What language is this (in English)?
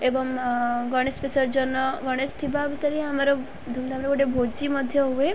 Odia